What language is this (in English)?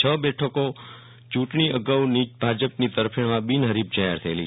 Gujarati